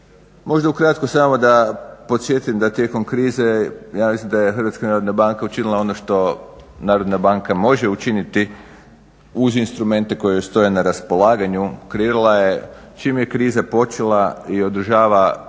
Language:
Croatian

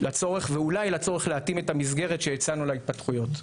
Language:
Hebrew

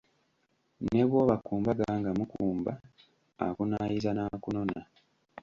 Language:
Ganda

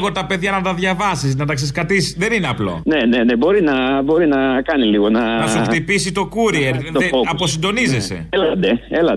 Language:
Greek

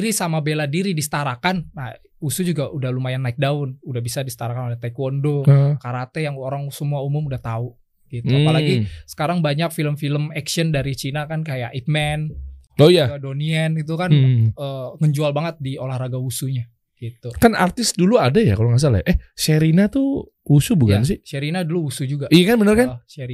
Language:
Indonesian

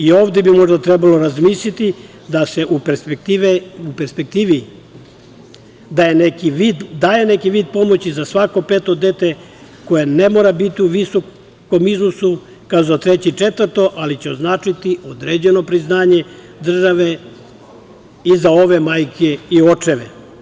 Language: Serbian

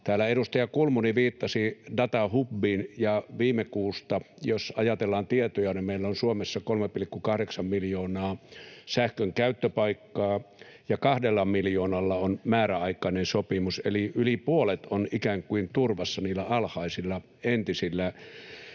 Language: Finnish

